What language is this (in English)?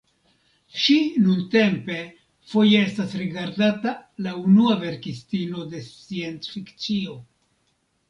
Esperanto